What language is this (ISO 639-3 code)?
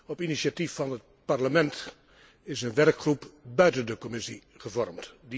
nld